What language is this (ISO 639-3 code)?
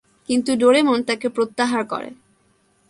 ben